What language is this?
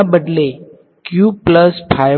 Gujarati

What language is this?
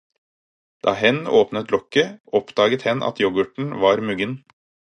Norwegian Bokmål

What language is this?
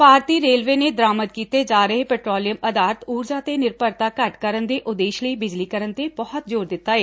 Punjabi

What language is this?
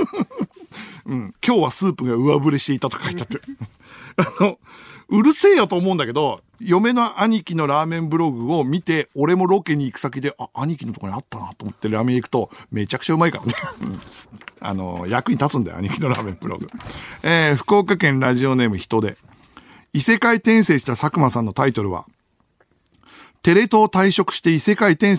Japanese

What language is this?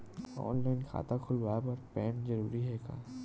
Chhattisgarhi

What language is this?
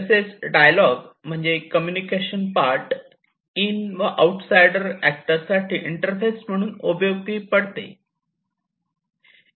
Marathi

